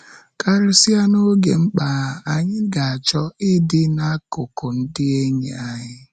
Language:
Igbo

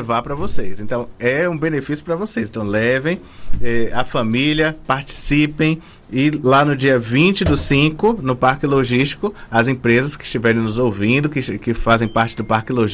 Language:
Portuguese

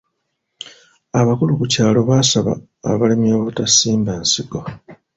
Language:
Ganda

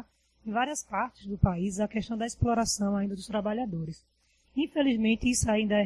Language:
Portuguese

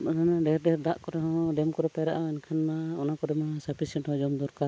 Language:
Santali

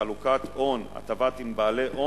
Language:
Hebrew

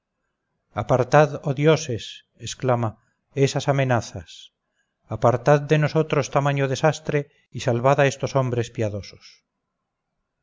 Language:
Spanish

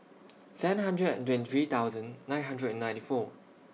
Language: English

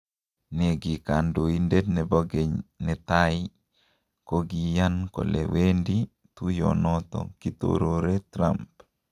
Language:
Kalenjin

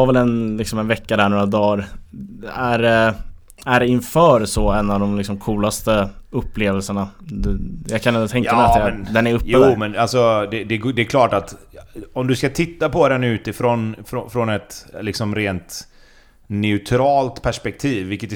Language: Swedish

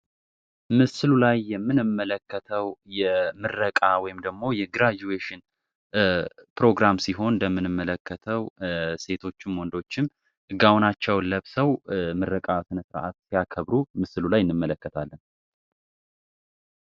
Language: Amharic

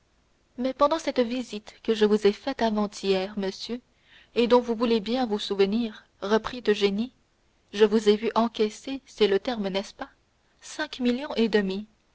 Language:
French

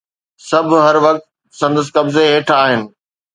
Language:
Sindhi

